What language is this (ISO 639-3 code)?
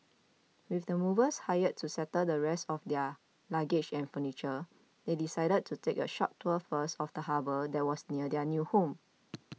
eng